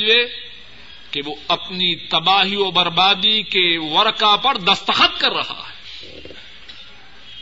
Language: Urdu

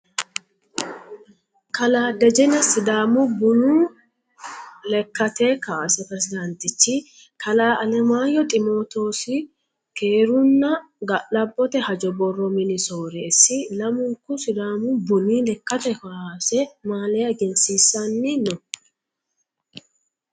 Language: Sidamo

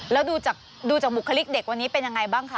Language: Thai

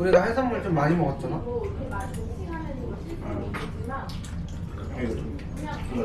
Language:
Korean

